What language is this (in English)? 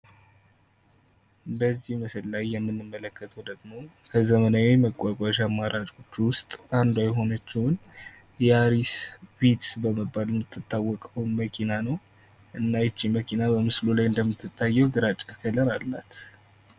Amharic